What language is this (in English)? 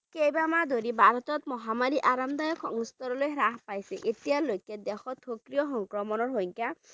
Bangla